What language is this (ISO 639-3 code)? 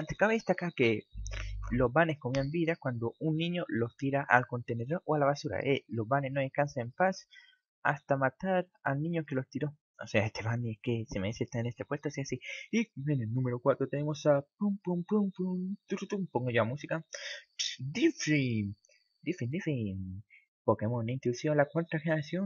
spa